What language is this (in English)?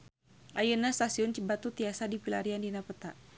Sundanese